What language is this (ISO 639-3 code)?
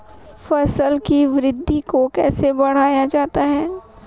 hin